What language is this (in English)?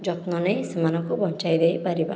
Odia